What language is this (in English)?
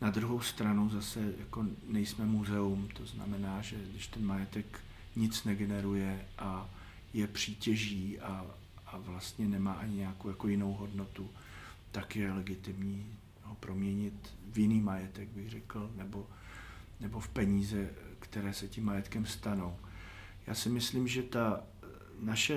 Czech